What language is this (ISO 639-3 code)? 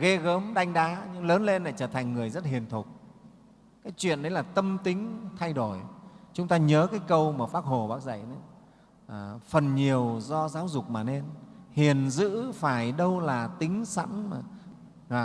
vie